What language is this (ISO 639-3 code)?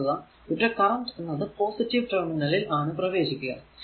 mal